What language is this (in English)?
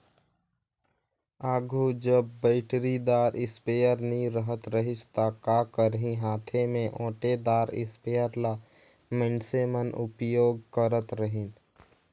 Chhattisgarhi